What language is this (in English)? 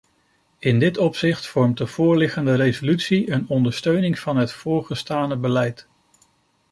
Dutch